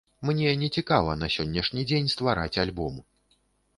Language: Belarusian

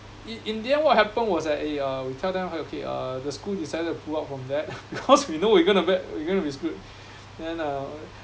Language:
English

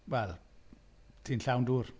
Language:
Welsh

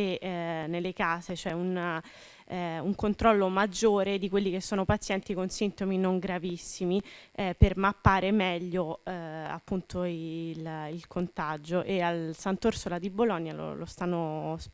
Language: Italian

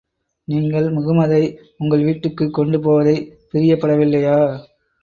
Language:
Tamil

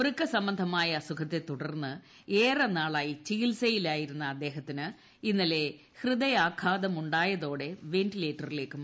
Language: Malayalam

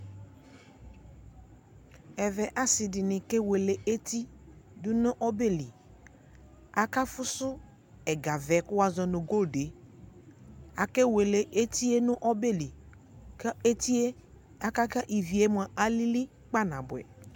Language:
Ikposo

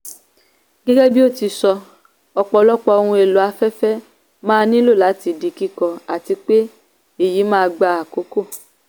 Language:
Yoruba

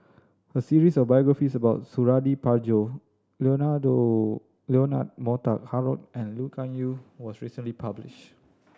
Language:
English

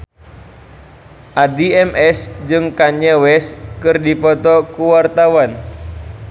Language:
Sundanese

